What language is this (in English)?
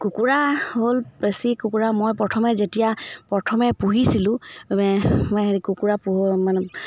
Assamese